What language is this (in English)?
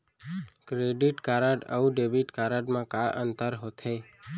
Chhattisgarhi